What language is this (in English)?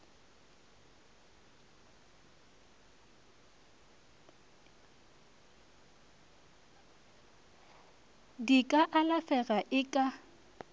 Northern Sotho